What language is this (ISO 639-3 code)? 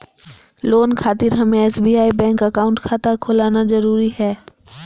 mag